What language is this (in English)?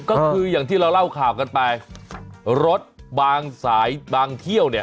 Thai